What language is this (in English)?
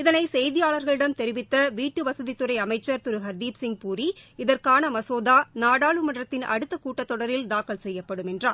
Tamil